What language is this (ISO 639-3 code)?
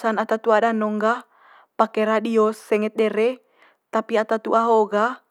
mqy